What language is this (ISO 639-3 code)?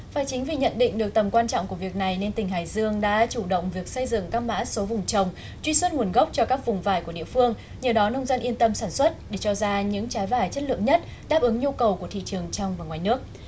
vie